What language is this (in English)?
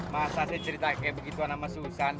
Indonesian